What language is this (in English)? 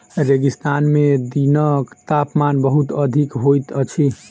Maithili